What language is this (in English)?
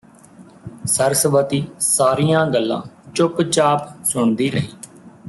Punjabi